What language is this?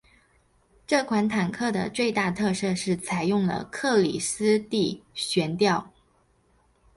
Chinese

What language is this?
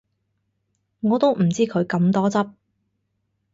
Cantonese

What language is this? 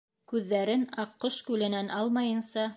Bashkir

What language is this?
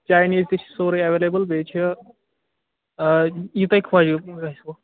Kashmiri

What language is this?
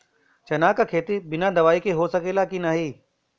Bhojpuri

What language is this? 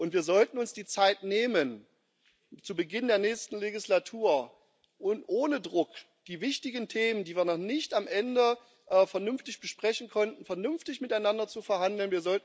German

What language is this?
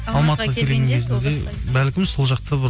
Kazakh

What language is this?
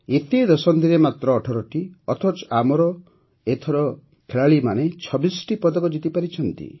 Odia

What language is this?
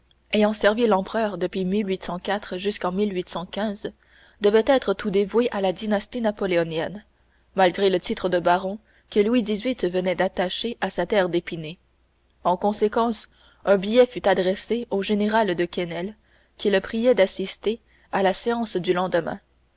French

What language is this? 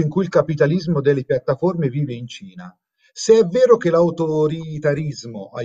Italian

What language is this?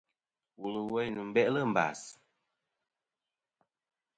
Kom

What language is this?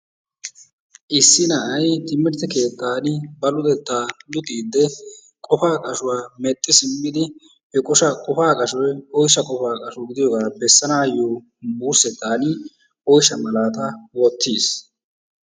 Wolaytta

